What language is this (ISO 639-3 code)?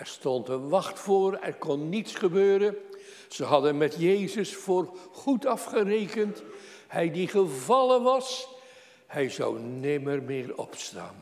nld